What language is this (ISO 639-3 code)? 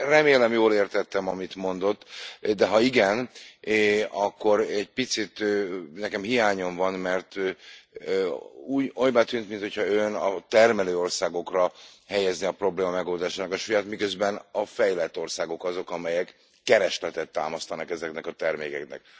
hun